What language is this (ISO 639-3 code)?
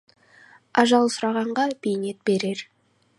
kaz